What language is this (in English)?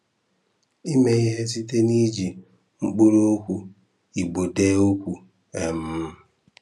Igbo